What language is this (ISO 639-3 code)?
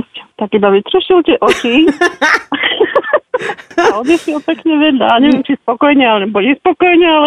slk